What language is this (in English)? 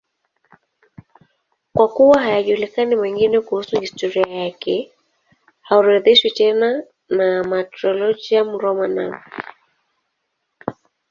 Swahili